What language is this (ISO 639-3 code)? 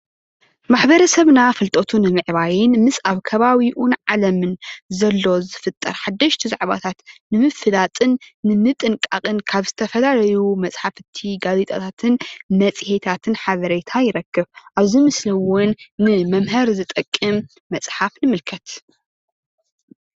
tir